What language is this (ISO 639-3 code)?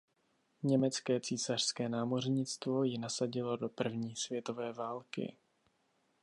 ces